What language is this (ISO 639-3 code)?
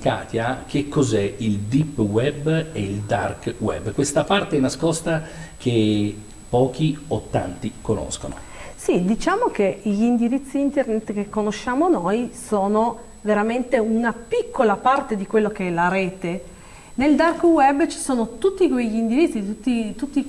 ita